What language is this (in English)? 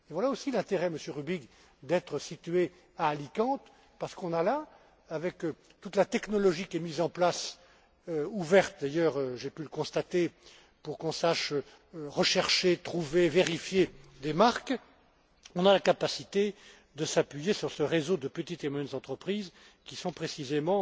French